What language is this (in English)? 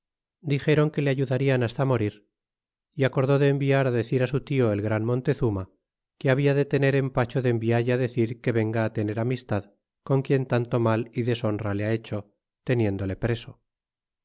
Spanish